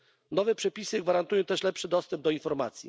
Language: Polish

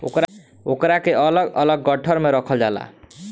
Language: Bhojpuri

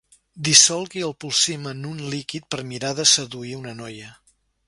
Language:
Catalan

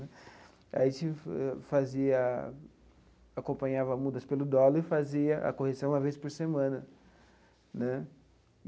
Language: Portuguese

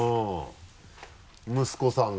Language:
Japanese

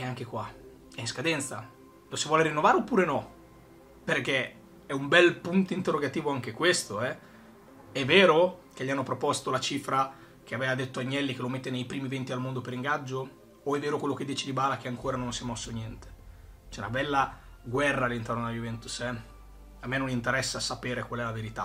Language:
Italian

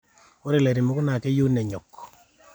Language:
Masai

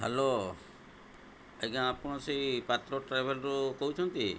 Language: Odia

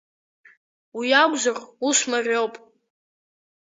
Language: Abkhazian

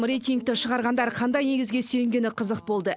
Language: Kazakh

